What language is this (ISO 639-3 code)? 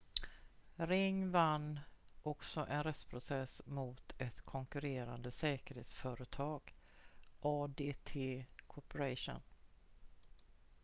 swe